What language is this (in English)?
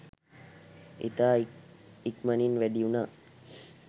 Sinhala